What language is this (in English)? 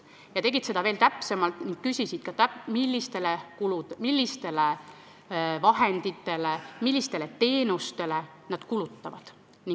Estonian